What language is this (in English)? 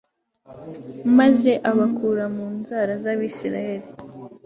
Kinyarwanda